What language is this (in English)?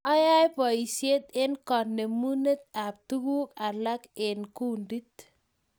Kalenjin